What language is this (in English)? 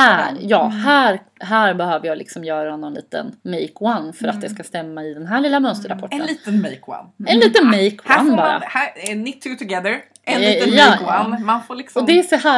Swedish